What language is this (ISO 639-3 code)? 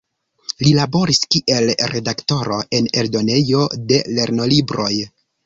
epo